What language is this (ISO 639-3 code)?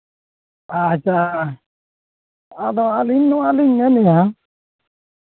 sat